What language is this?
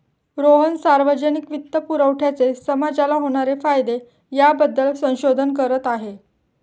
Marathi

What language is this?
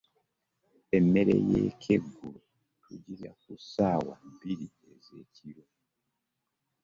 Ganda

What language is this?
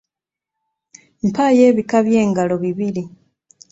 Ganda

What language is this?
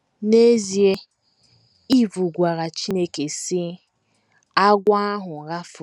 Igbo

